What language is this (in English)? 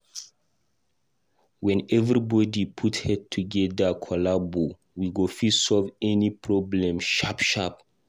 Nigerian Pidgin